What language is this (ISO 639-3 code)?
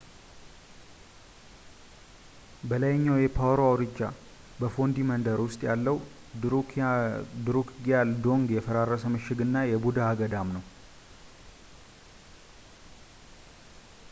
amh